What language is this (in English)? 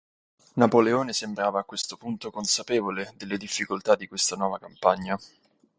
Italian